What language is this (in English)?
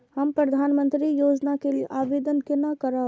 Maithili